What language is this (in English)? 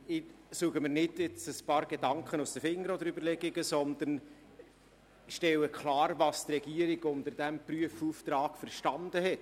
Swiss German